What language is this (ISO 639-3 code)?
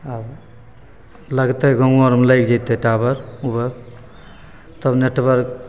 mai